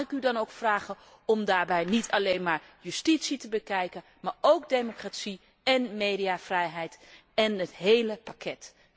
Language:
Dutch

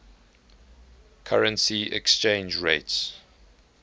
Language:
English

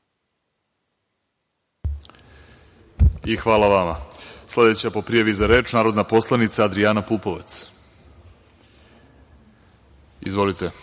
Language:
Serbian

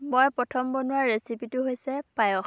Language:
Assamese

